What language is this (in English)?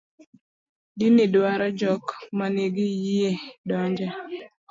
Luo (Kenya and Tanzania)